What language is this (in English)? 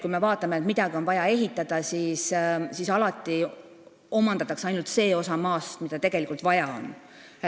Estonian